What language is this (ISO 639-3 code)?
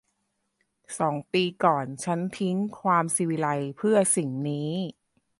tha